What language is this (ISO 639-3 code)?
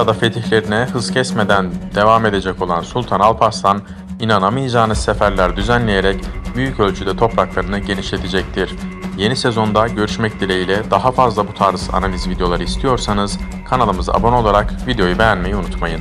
tur